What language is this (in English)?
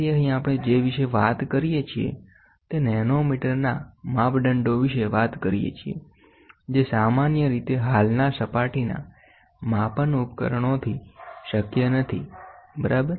Gujarati